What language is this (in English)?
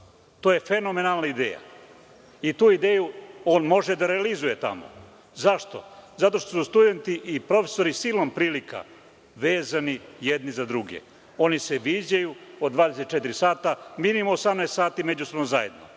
Serbian